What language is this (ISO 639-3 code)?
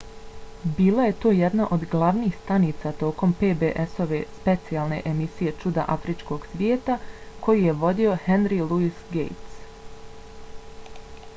bos